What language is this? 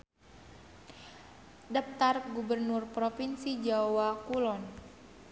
Sundanese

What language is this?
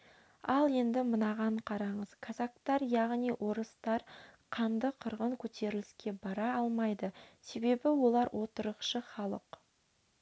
Kazakh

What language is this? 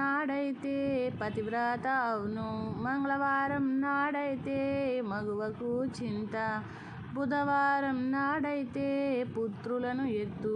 Hindi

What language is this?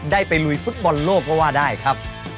Thai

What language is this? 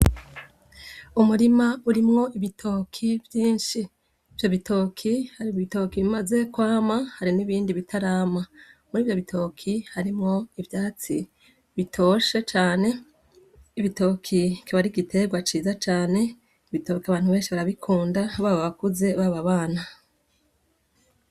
Rundi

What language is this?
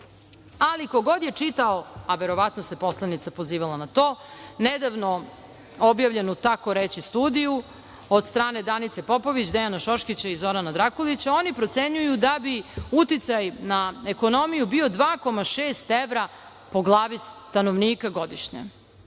Serbian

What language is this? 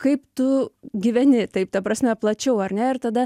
Lithuanian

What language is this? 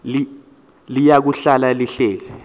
Xhosa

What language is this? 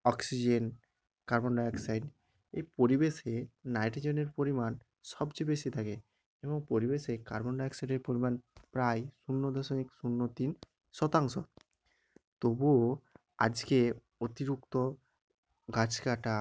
Bangla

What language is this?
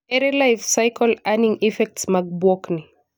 Luo (Kenya and Tanzania)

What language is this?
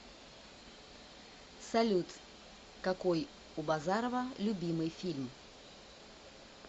Russian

